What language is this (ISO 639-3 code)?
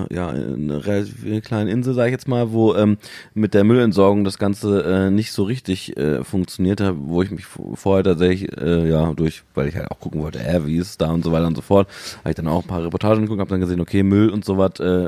deu